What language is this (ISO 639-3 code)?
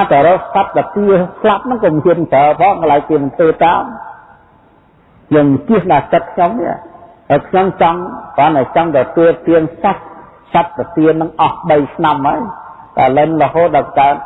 vie